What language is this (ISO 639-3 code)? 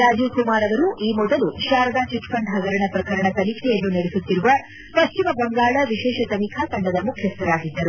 kan